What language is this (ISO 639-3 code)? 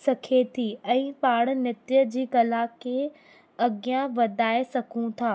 snd